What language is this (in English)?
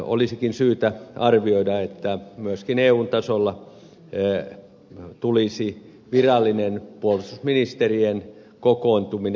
Finnish